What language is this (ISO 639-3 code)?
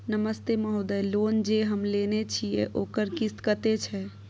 mai